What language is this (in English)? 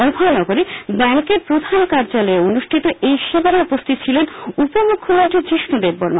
Bangla